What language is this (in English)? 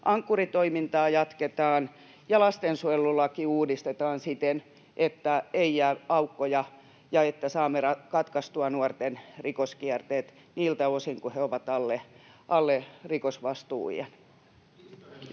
Finnish